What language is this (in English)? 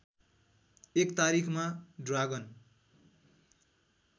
Nepali